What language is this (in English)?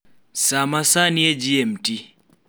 Luo (Kenya and Tanzania)